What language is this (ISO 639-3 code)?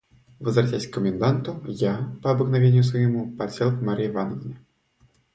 rus